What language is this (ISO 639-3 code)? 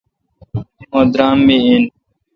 xka